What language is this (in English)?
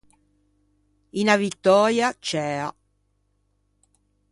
Ligurian